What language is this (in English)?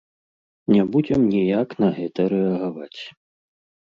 Belarusian